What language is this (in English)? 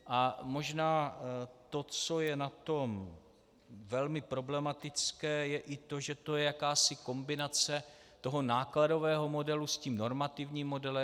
Czech